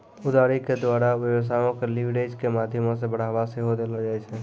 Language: Maithili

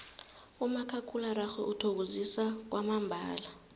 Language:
South Ndebele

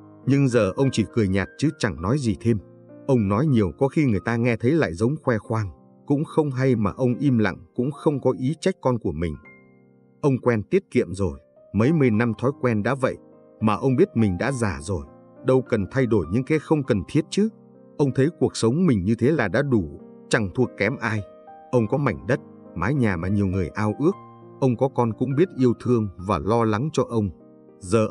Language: Vietnamese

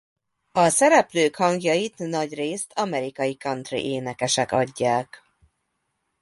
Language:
Hungarian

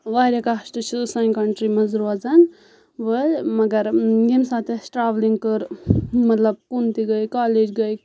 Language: Kashmiri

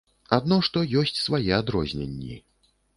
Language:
Belarusian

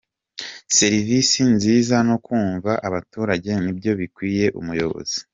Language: Kinyarwanda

